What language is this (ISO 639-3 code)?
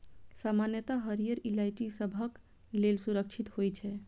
mai